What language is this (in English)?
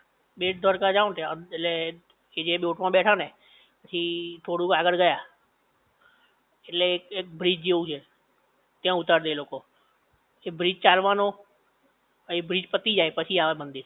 Gujarati